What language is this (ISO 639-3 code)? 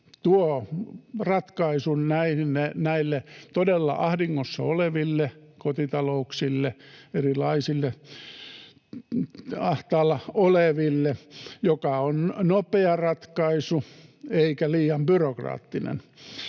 fin